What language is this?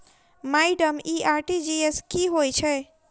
Maithili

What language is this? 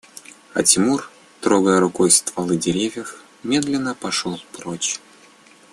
Russian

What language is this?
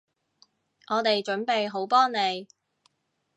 Cantonese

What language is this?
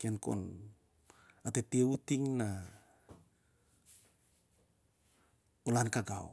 Siar-Lak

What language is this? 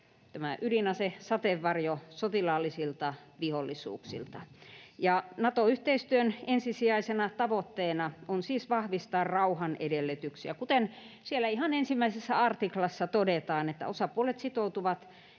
Finnish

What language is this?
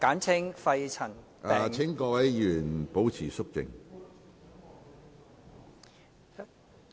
Cantonese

